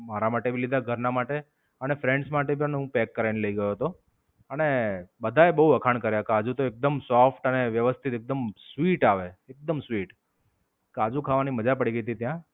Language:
Gujarati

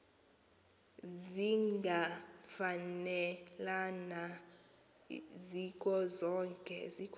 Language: Xhosa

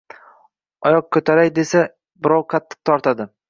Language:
Uzbek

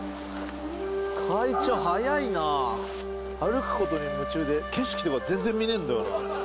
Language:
Japanese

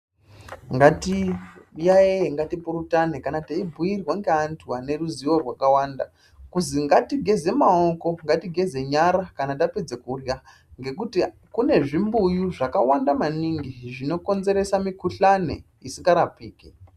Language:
Ndau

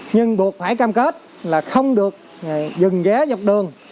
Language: Vietnamese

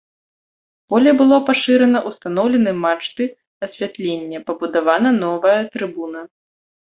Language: Belarusian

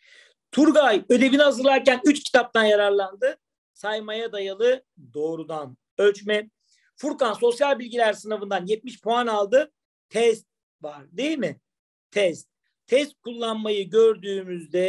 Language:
Turkish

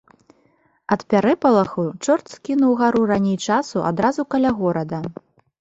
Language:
Belarusian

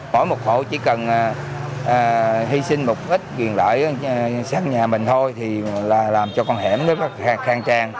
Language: Vietnamese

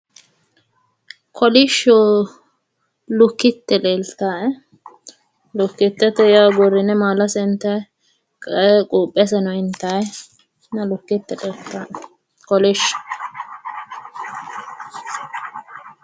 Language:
Sidamo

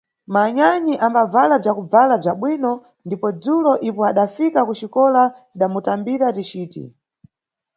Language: Nyungwe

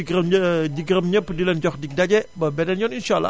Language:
Wolof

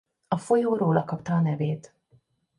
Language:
Hungarian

